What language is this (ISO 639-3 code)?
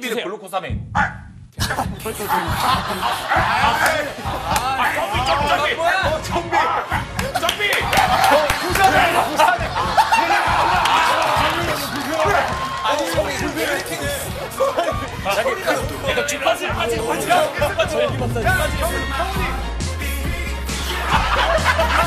kor